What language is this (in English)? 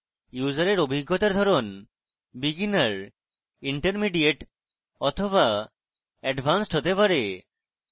Bangla